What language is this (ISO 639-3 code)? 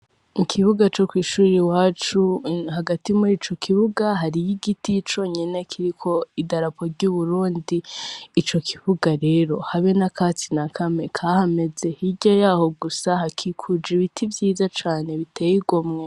run